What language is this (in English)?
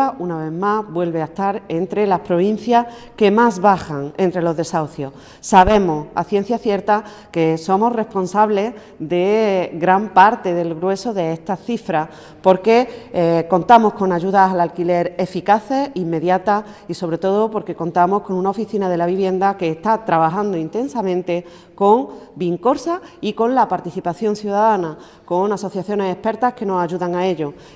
Spanish